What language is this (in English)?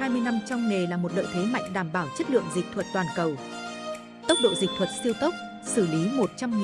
Vietnamese